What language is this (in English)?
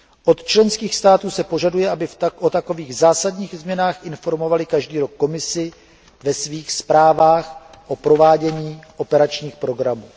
Czech